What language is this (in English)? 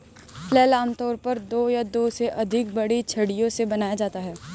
Hindi